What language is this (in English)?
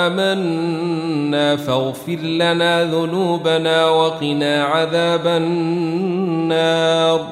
Arabic